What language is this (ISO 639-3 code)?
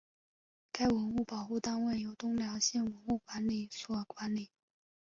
zho